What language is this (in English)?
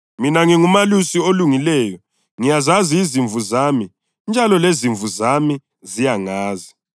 North Ndebele